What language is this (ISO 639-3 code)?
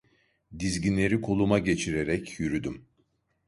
tur